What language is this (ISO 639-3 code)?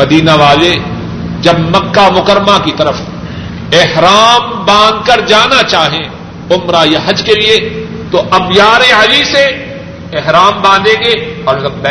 urd